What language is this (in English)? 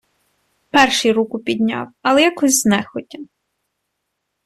Ukrainian